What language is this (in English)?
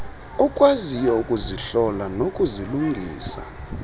Xhosa